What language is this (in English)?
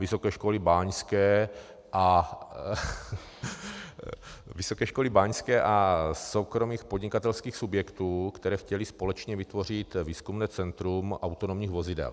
Czech